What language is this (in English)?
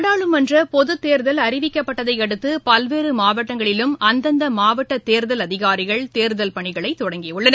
Tamil